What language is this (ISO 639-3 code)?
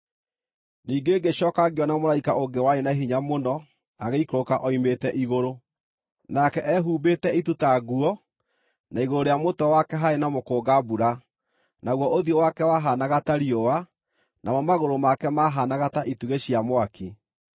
kik